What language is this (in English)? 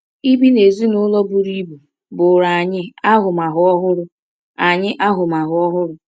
Igbo